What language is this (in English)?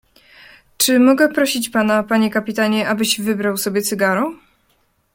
Polish